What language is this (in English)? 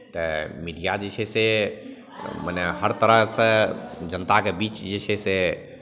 Maithili